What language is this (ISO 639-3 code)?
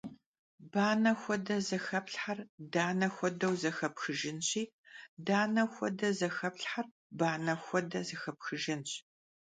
kbd